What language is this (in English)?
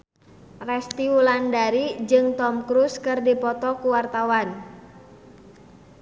Sundanese